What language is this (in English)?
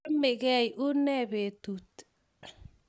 Kalenjin